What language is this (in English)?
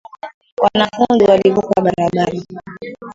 Swahili